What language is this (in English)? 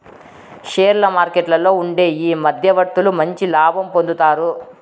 Telugu